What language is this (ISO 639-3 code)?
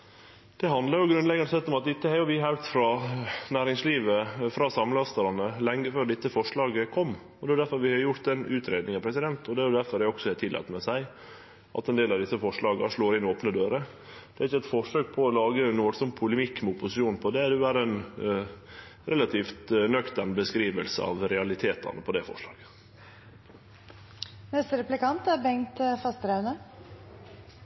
nor